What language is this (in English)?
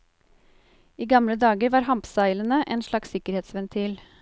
Norwegian